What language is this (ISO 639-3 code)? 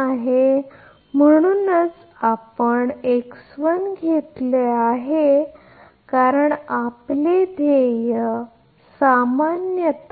mar